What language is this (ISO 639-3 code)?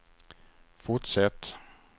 swe